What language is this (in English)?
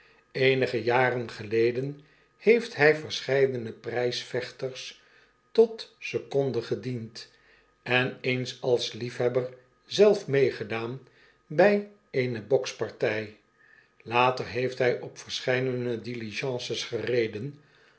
Dutch